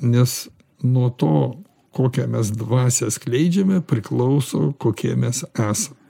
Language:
Lithuanian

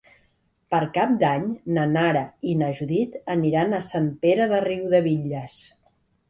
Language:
Catalan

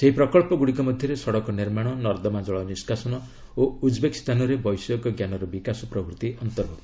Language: Odia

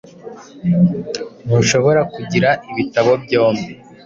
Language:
Kinyarwanda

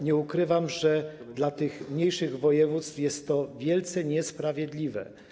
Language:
Polish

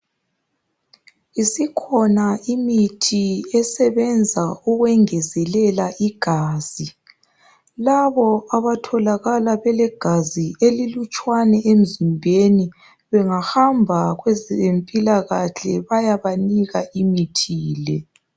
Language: North Ndebele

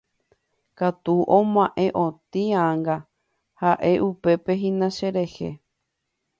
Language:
Guarani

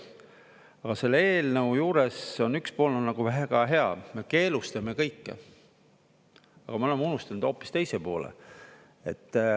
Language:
Estonian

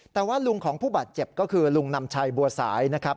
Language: Thai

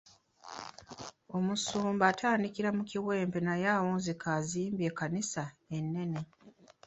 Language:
Ganda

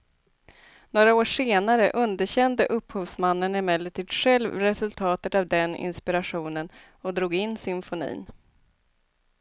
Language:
Swedish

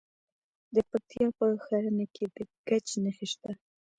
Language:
Pashto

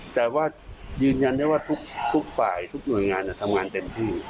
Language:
Thai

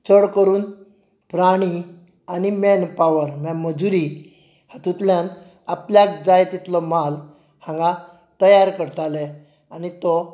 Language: Konkani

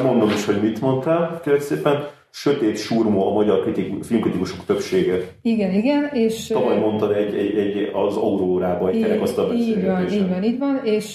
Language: Hungarian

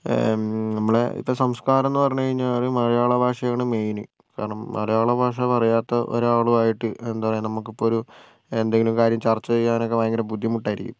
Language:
Malayalam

